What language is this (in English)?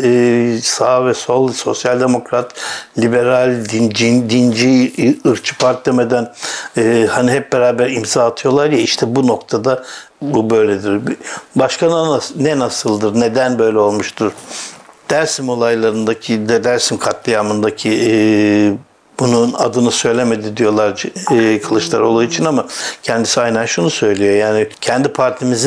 Turkish